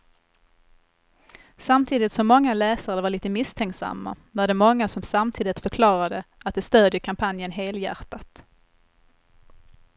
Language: Swedish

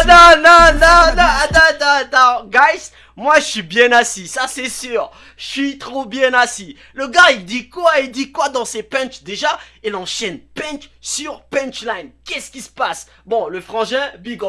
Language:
French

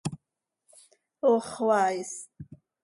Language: Seri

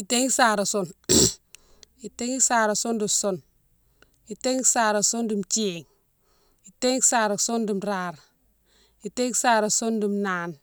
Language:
Mansoanka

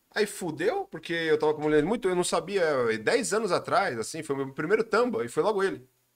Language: Portuguese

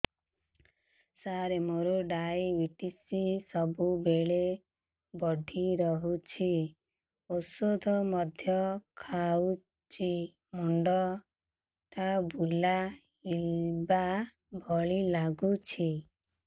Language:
Odia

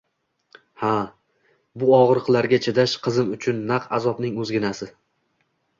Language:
Uzbek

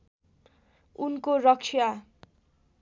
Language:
Nepali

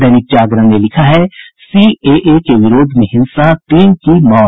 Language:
Hindi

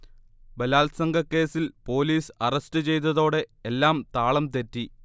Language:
Malayalam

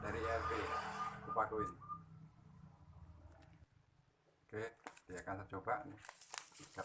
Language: Indonesian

